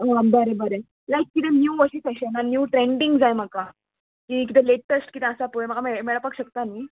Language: Konkani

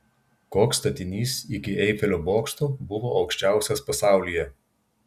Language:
Lithuanian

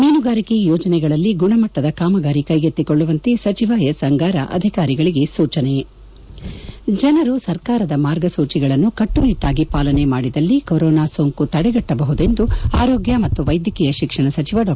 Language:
Kannada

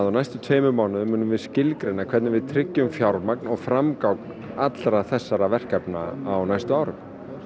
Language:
Icelandic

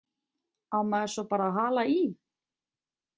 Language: Icelandic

